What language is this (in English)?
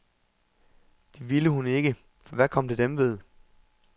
Danish